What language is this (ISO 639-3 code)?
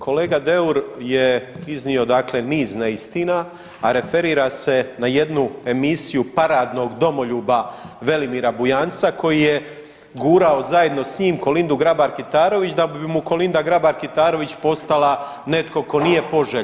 hrv